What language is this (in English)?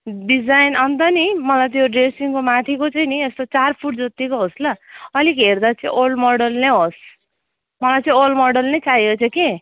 Nepali